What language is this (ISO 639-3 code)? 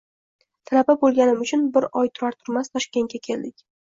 uzb